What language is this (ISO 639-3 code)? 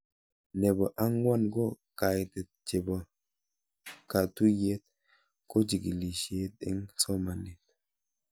kln